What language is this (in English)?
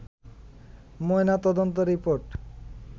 Bangla